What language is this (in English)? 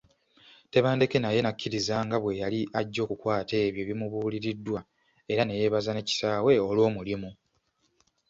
Ganda